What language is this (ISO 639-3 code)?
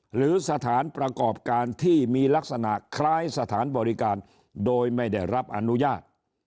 tha